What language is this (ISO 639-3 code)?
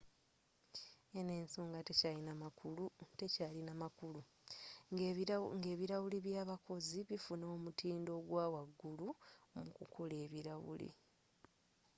lug